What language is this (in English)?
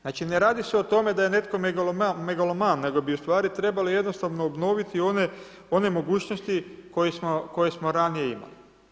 Croatian